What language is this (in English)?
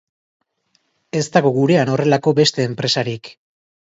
Basque